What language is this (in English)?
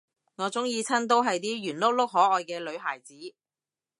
Cantonese